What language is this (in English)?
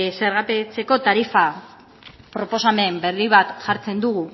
Basque